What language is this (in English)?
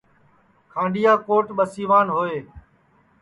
Sansi